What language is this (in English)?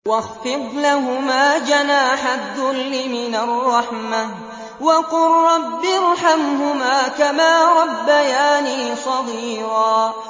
Arabic